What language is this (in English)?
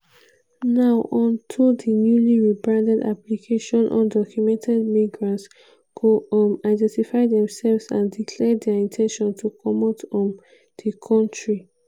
Nigerian Pidgin